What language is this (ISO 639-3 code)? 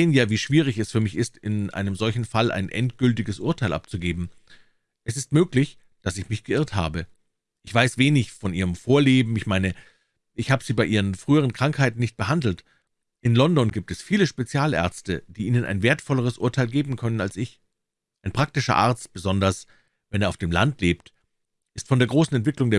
deu